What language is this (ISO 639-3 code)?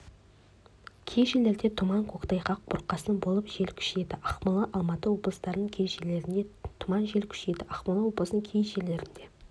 kaz